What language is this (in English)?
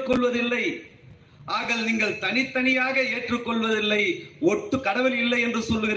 Tamil